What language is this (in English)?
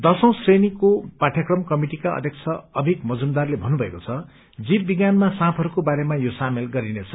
Nepali